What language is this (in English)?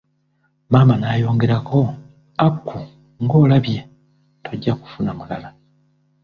Ganda